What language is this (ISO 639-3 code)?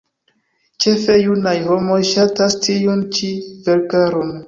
epo